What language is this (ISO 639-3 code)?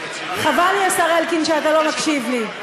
heb